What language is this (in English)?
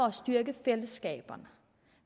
Danish